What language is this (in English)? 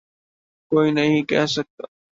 Urdu